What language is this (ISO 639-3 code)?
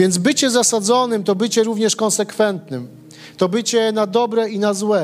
pol